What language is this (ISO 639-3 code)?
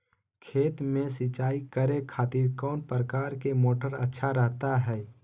mag